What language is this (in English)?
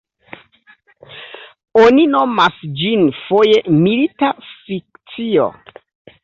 Esperanto